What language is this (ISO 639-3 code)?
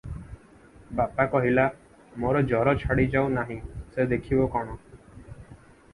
ori